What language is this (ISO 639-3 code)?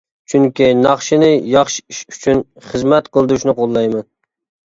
uig